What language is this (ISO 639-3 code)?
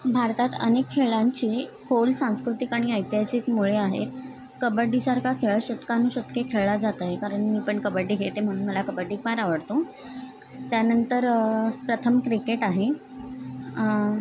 mar